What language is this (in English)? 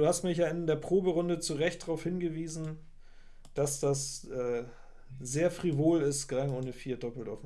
German